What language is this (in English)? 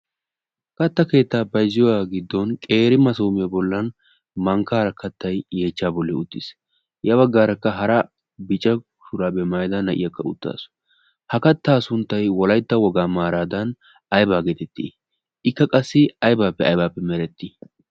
Wolaytta